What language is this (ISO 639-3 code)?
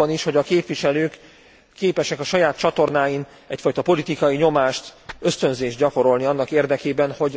hun